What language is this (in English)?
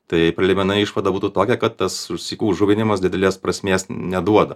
Lithuanian